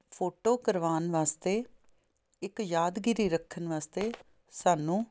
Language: Punjabi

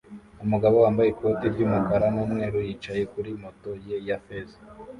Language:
Kinyarwanda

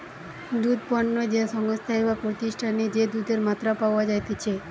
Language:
Bangla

